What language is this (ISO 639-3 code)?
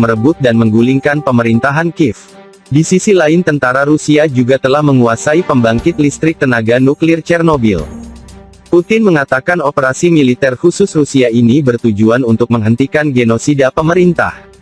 ind